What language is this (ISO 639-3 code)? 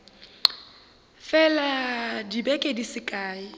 nso